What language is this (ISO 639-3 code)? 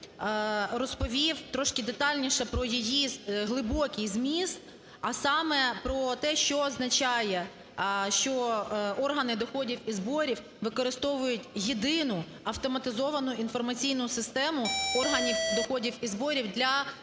ukr